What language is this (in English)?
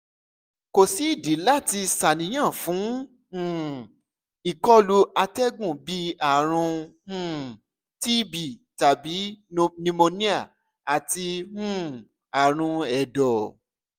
Yoruba